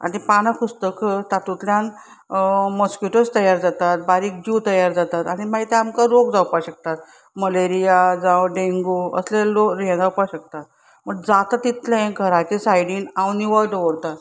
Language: Konkani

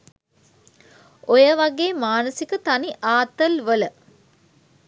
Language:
Sinhala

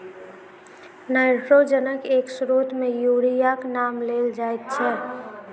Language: Maithili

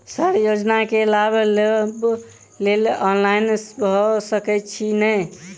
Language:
Maithili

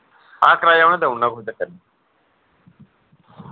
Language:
Dogri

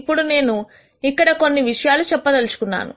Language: Telugu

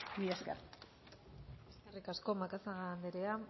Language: Basque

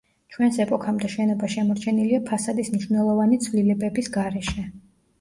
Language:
Georgian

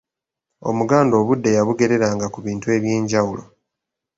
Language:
Ganda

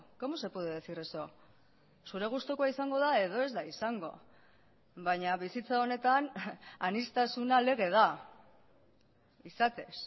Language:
Basque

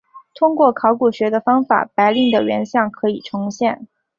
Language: Chinese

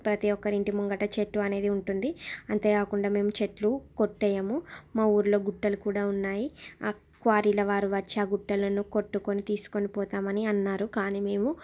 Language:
Telugu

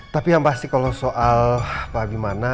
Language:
Indonesian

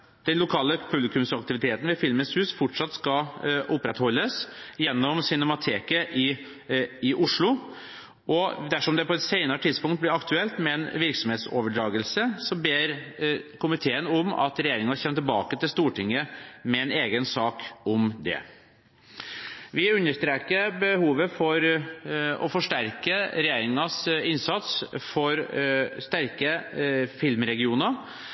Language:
Norwegian Bokmål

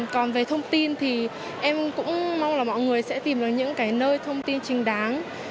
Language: Vietnamese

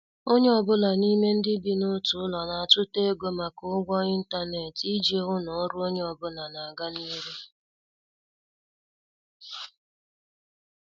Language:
Igbo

